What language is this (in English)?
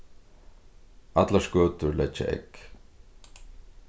Faroese